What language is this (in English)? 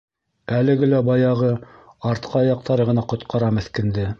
Bashkir